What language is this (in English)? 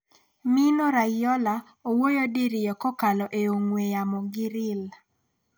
Luo (Kenya and Tanzania)